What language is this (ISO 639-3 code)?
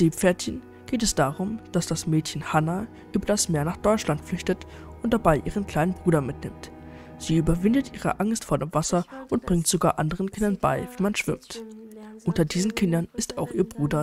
deu